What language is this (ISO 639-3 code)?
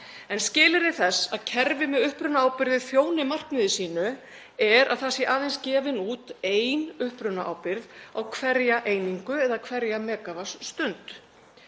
isl